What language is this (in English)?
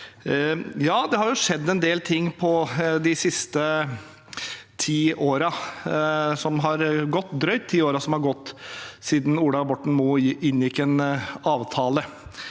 Norwegian